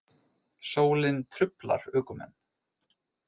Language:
Icelandic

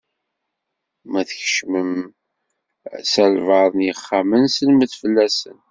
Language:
Kabyle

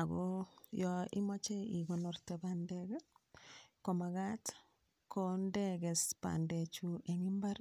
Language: Kalenjin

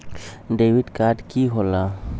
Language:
Magahi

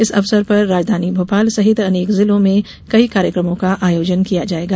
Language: Hindi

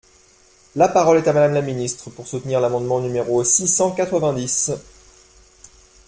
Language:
French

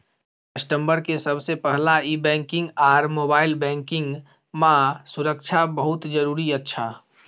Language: Maithili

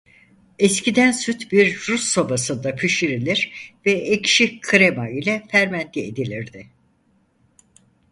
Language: Turkish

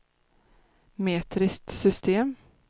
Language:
Swedish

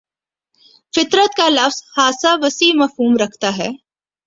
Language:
Urdu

